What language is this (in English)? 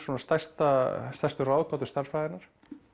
Icelandic